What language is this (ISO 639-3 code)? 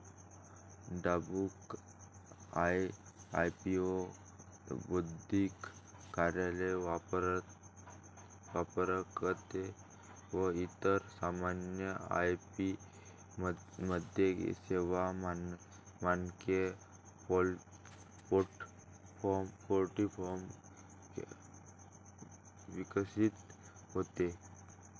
mar